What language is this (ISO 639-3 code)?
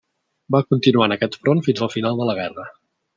cat